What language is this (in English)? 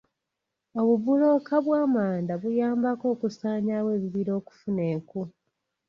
Ganda